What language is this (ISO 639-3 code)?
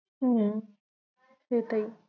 ben